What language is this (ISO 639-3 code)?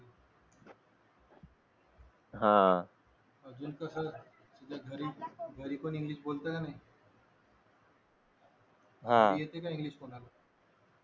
mar